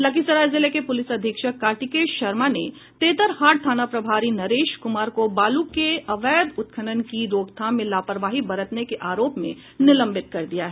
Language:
Hindi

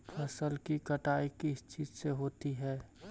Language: Magahi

